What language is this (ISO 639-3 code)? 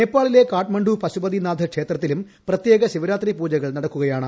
mal